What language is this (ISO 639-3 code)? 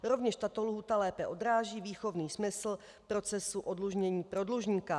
ces